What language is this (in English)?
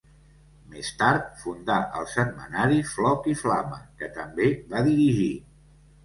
Catalan